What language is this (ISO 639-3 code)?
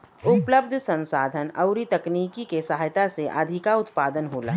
bho